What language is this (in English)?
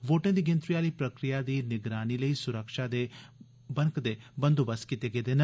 Dogri